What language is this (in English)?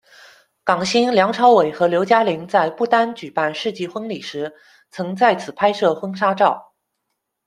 Chinese